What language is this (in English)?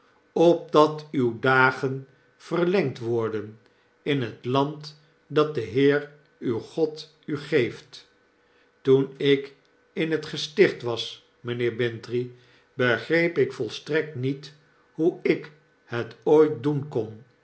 Dutch